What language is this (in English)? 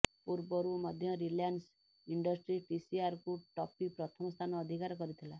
Odia